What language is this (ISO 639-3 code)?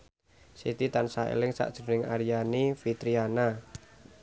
jav